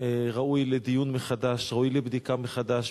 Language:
Hebrew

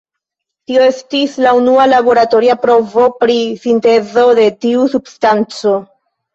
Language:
Esperanto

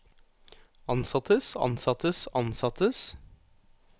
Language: Norwegian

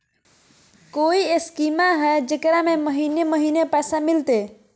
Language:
Magahi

